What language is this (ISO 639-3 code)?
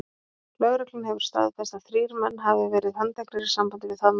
isl